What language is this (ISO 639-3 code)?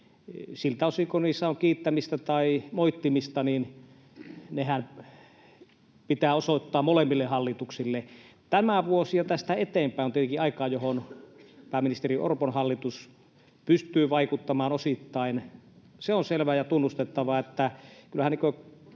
fin